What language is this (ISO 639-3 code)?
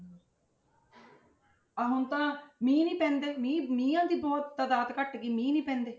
pan